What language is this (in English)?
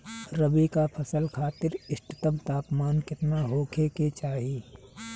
Bhojpuri